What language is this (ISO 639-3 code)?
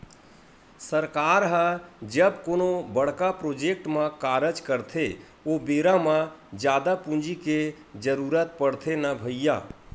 hne